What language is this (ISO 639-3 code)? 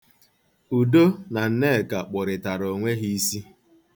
ibo